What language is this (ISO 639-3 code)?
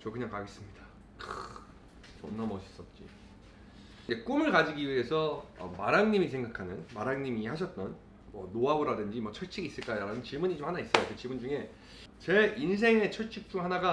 kor